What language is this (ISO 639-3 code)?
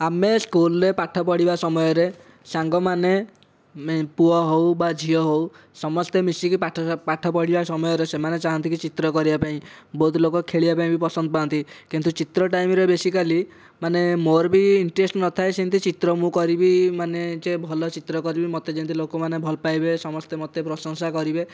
ori